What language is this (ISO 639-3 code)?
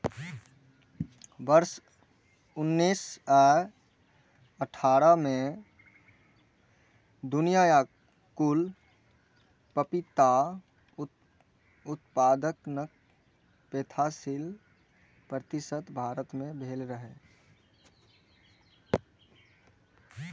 mai